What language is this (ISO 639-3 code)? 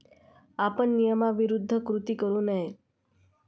mar